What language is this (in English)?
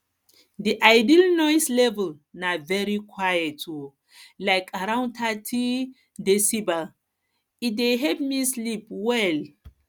Nigerian Pidgin